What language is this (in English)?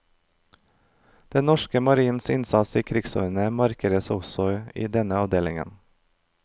Norwegian